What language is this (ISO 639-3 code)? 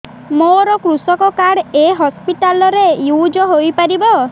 ori